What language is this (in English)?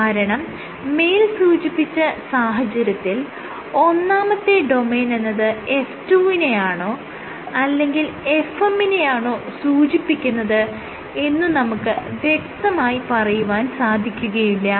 Malayalam